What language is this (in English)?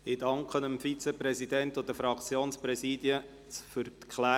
Swiss German